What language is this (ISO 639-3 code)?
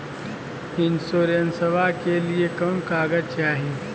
mag